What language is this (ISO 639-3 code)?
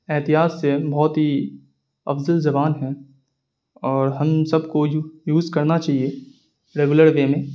urd